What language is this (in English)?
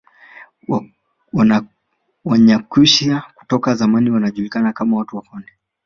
Swahili